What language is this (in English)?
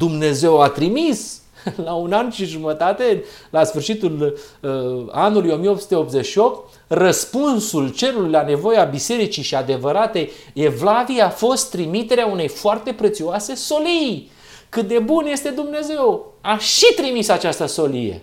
Romanian